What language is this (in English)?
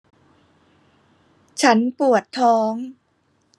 Thai